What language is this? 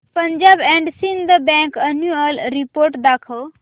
Marathi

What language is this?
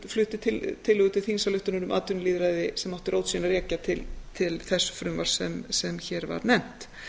Icelandic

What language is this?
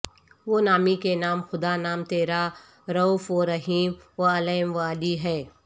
Urdu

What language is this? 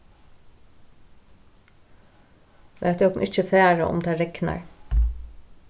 Faroese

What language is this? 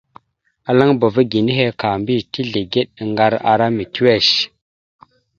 Mada (Cameroon)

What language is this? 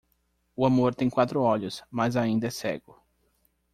Portuguese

